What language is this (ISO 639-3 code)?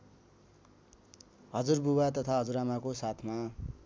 nep